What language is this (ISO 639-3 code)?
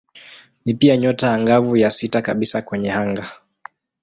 swa